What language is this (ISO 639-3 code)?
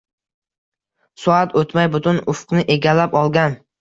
uzb